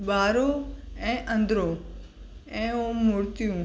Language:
Sindhi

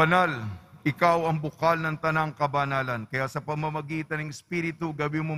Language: Filipino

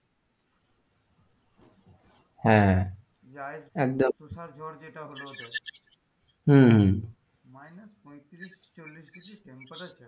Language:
Bangla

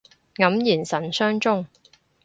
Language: Cantonese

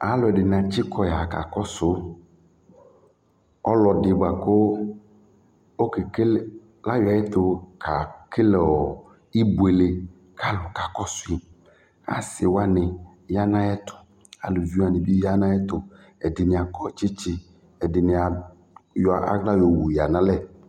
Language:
Ikposo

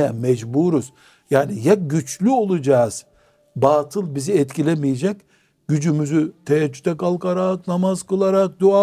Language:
Turkish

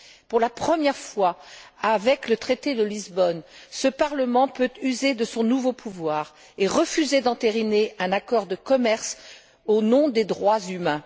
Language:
French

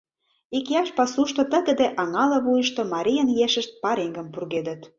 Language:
Mari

